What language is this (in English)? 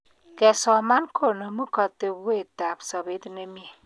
Kalenjin